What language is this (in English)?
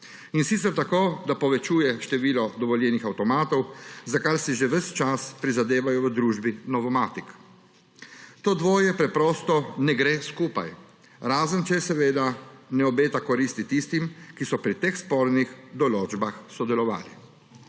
Slovenian